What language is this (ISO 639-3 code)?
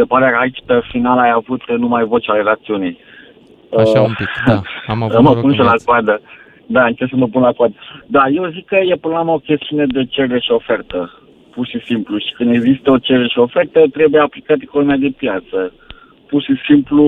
ron